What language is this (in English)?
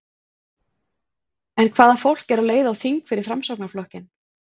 Icelandic